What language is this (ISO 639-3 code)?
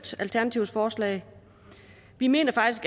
dan